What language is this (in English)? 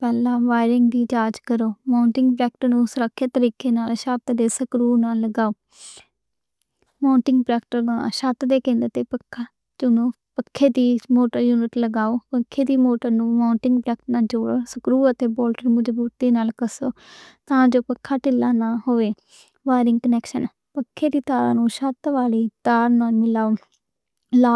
Western Panjabi